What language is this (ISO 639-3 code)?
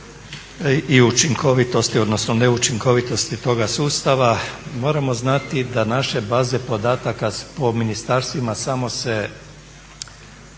hrv